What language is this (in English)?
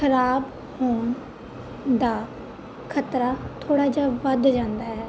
Punjabi